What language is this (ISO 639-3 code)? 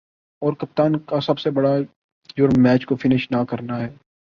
urd